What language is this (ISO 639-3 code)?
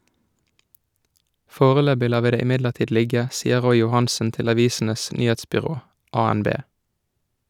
nor